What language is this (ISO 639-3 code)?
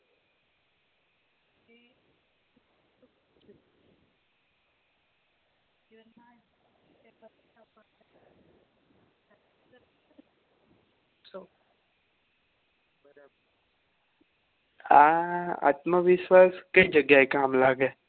guj